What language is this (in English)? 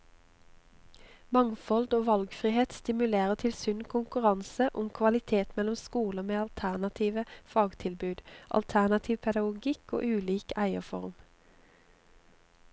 Norwegian